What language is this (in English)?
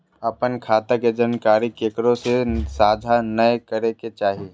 Magahi